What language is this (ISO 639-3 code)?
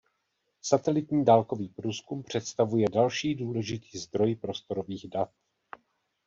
ces